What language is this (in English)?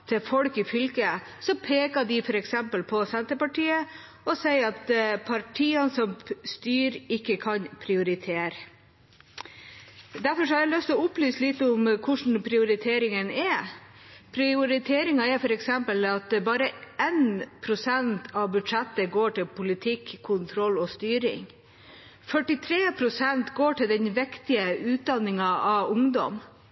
Norwegian Bokmål